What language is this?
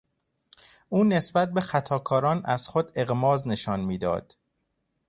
Persian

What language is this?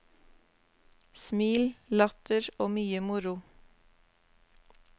Norwegian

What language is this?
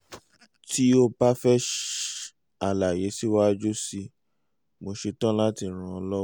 Yoruba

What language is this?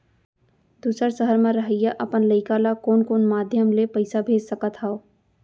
Chhattisgarhi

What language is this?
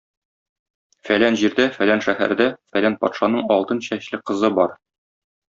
Tatar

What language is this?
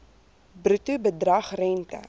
Afrikaans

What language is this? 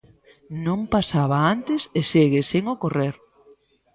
Galician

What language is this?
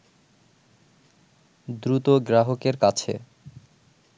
Bangla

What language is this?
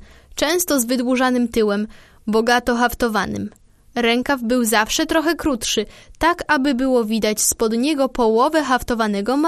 Polish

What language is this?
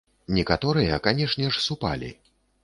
Belarusian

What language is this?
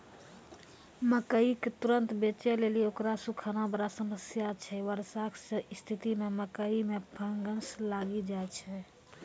Maithili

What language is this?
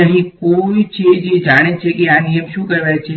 Gujarati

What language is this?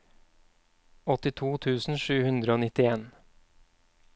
Norwegian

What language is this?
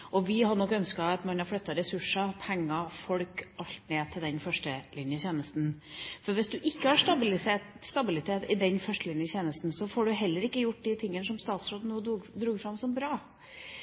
Norwegian Bokmål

